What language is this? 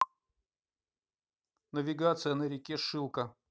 Russian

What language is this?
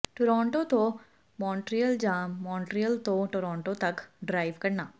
Punjabi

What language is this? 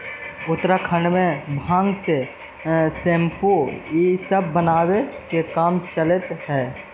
Magahi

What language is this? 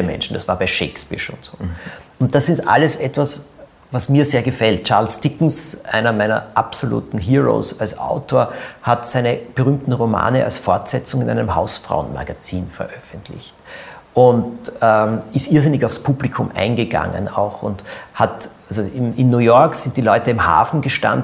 German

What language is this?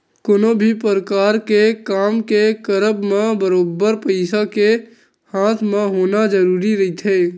Chhattisgarhi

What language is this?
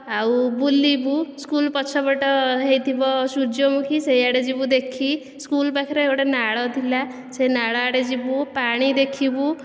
Odia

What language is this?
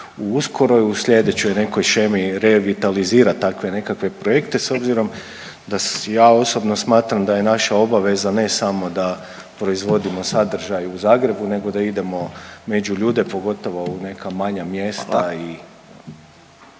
Croatian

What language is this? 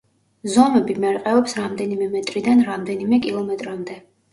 Georgian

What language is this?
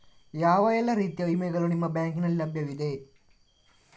Kannada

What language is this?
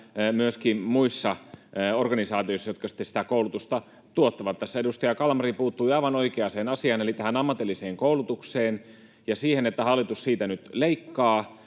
Finnish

